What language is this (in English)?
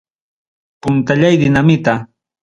Ayacucho Quechua